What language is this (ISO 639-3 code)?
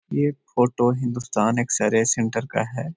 mag